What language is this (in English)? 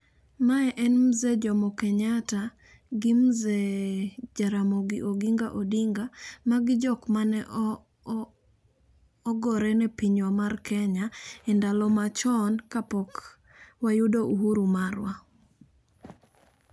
Luo (Kenya and Tanzania)